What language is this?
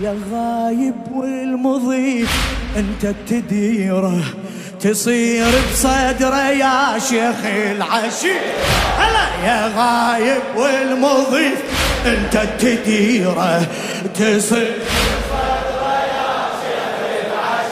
Arabic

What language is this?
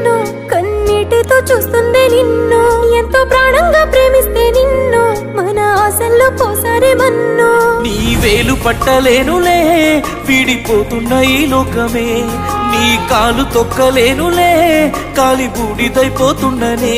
Romanian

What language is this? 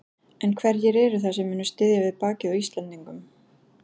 Icelandic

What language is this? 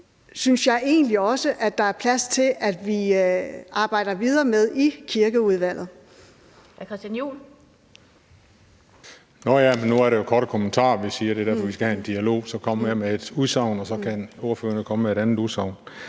Danish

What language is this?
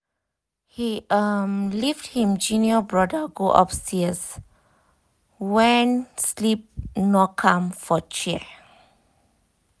Nigerian Pidgin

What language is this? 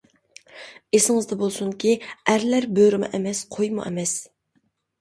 Uyghur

